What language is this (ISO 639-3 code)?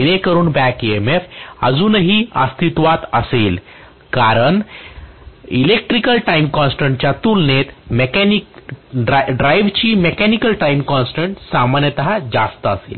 mar